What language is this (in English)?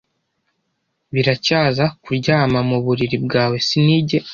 Kinyarwanda